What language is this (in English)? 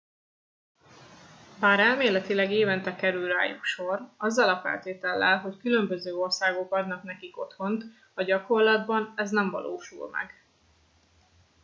Hungarian